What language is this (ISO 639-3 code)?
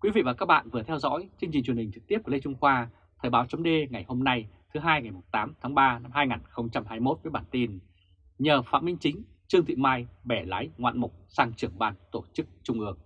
vie